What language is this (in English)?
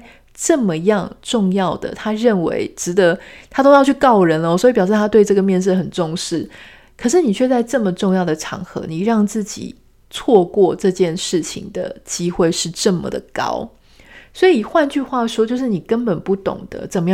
Chinese